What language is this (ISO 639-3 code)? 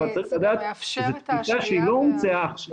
heb